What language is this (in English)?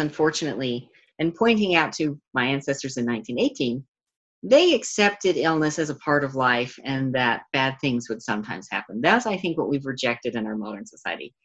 English